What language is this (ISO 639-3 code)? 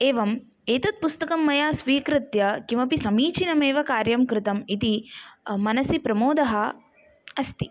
san